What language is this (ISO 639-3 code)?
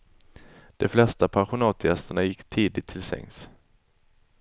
swe